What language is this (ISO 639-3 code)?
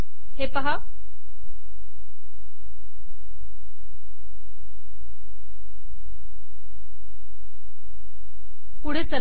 mar